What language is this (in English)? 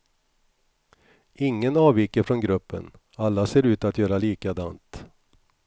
Swedish